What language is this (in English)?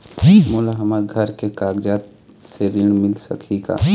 Chhattisgarhi